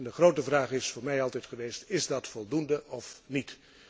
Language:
Dutch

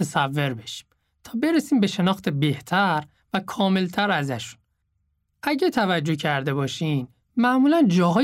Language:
Persian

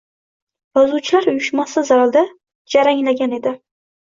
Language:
Uzbek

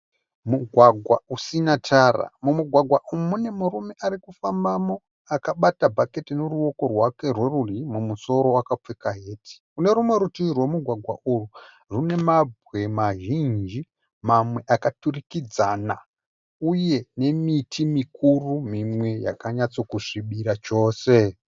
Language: Shona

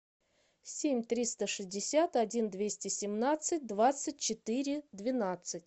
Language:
Russian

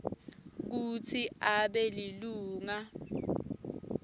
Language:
Swati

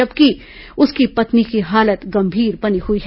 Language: Hindi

